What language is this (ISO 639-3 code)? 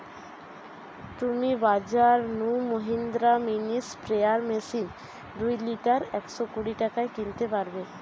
ben